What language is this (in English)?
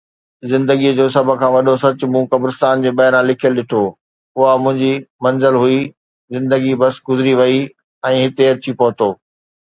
Sindhi